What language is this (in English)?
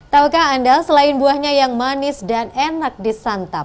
Indonesian